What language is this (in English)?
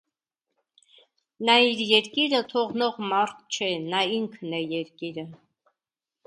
Armenian